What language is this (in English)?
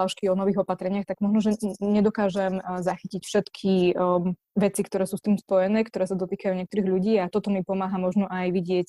Slovak